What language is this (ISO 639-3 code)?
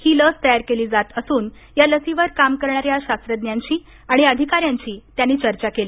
mar